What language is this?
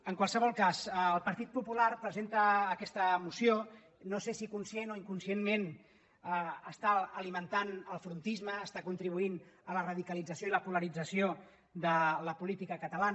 Catalan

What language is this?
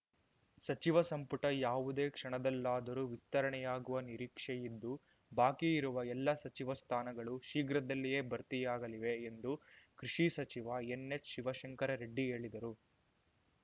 Kannada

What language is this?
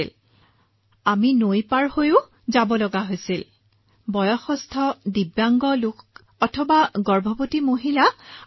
Assamese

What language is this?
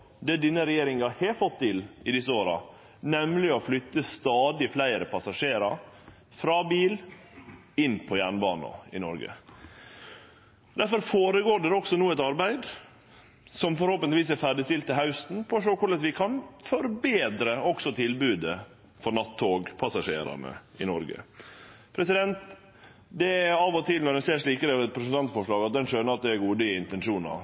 Norwegian Nynorsk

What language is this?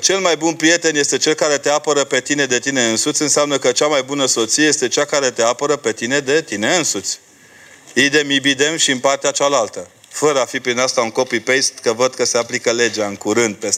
Romanian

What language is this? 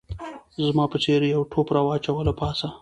Pashto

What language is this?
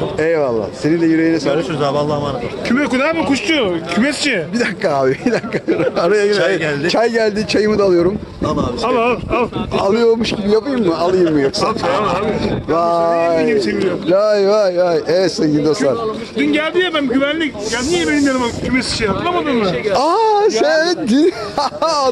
Turkish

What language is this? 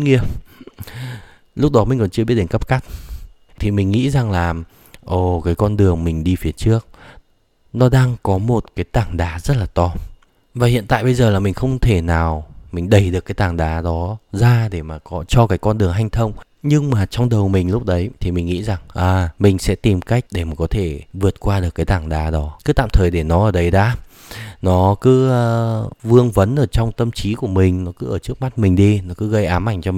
Vietnamese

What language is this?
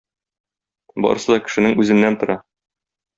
Tatar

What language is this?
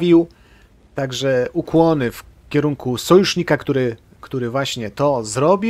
Polish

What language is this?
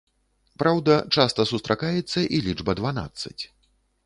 Belarusian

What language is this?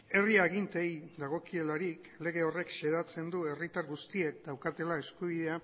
Basque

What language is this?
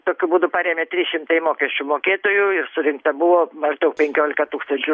Lithuanian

